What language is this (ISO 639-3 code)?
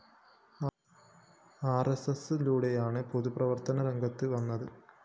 mal